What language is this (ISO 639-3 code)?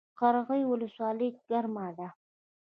pus